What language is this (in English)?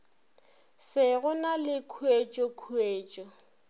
Northern Sotho